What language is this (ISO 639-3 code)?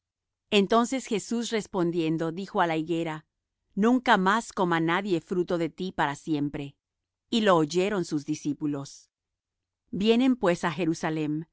spa